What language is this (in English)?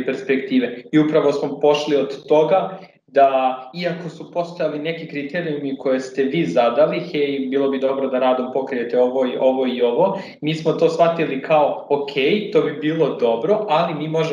Croatian